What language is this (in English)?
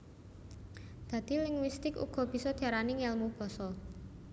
Javanese